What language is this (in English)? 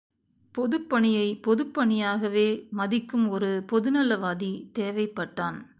Tamil